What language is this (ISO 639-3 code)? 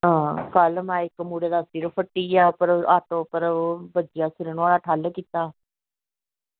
doi